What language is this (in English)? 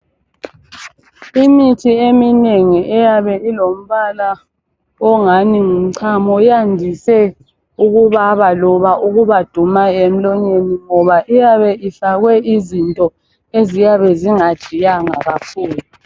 North Ndebele